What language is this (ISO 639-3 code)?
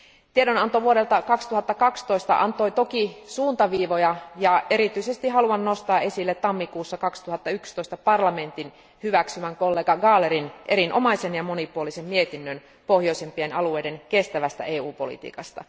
fin